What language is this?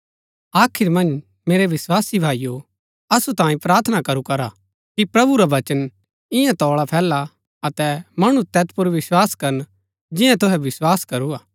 Gaddi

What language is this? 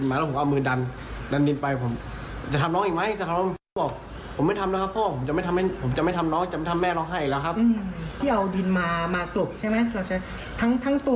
Thai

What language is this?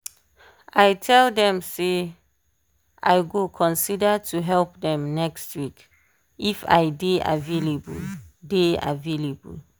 Nigerian Pidgin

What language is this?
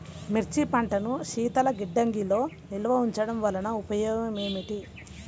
Telugu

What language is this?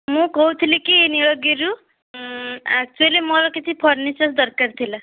Odia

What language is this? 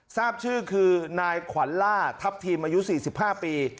Thai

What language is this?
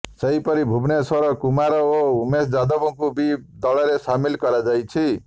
Odia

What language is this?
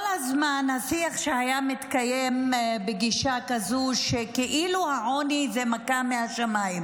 Hebrew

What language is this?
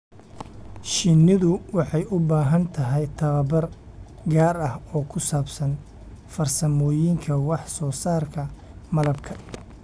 Somali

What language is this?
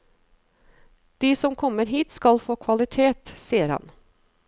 Norwegian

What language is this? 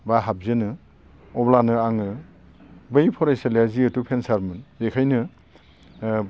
Bodo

